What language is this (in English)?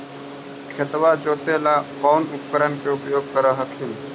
Magahi